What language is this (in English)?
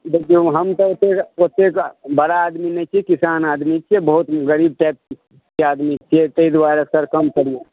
Maithili